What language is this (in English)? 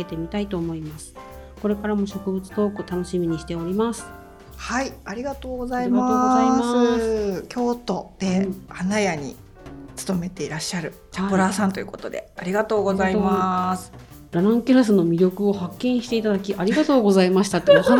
Japanese